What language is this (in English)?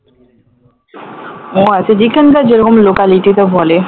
Bangla